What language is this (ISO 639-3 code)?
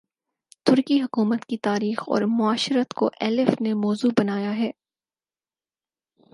urd